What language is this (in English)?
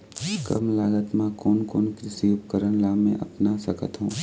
Chhattisgarhi